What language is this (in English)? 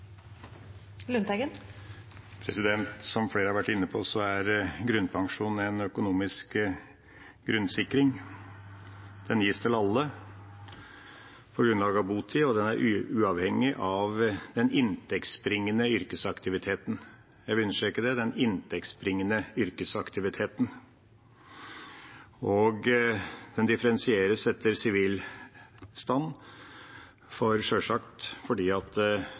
Norwegian Bokmål